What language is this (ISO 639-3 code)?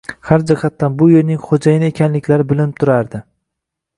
uzb